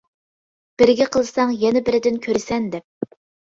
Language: Uyghur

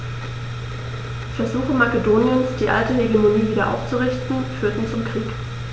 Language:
German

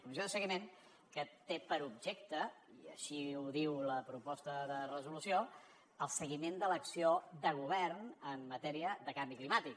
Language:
Catalan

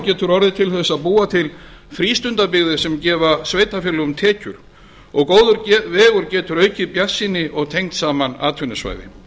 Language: Icelandic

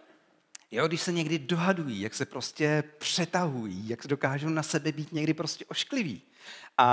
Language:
Czech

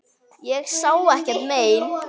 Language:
Icelandic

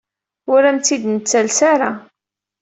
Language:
Kabyle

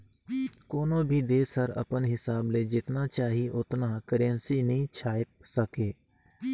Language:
Chhattisgarhi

